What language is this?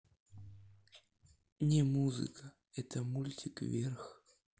Russian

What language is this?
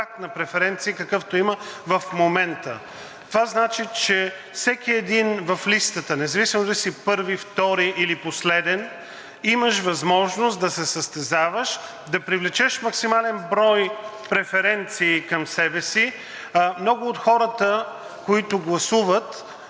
Bulgarian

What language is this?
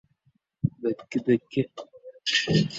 Uzbek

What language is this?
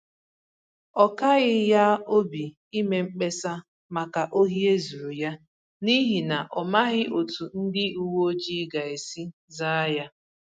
Igbo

